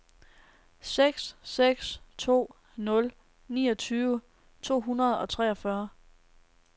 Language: Danish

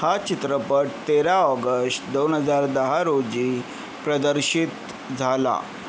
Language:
Marathi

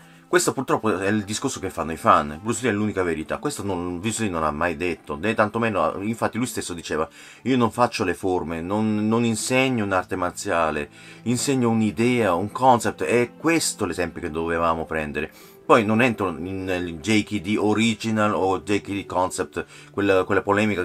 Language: Italian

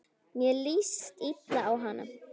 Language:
Icelandic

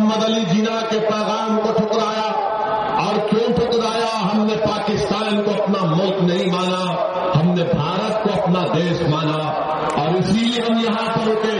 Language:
Urdu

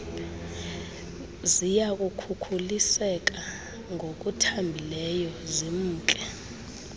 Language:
Xhosa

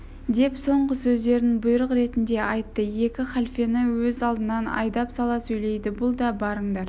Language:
Kazakh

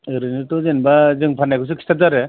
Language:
Bodo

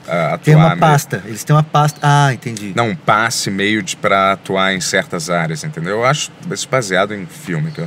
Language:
Portuguese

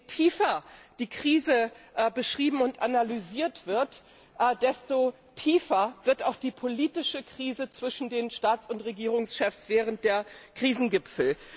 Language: German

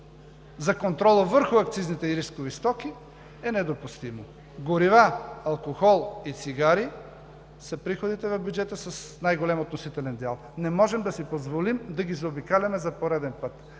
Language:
Bulgarian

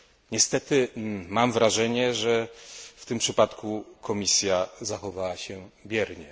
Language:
Polish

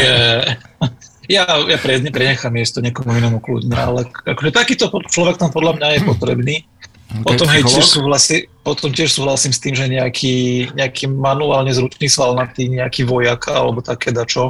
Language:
Slovak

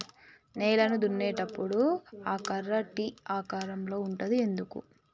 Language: Telugu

